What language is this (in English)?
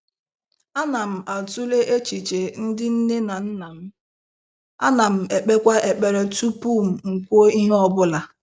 Igbo